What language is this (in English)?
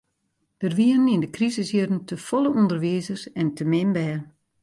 Western Frisian